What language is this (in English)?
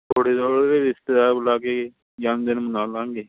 Punjabi